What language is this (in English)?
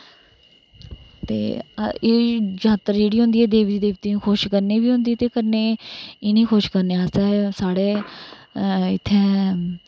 Dogri